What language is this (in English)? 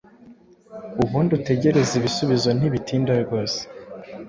Kinyarwanda